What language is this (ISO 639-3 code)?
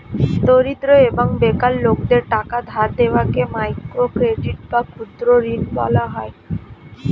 ben